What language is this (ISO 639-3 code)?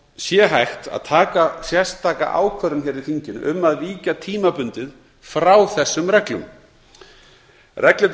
isl